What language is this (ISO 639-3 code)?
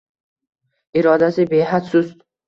uzb